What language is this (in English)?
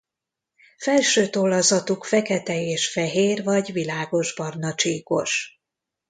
Hungarian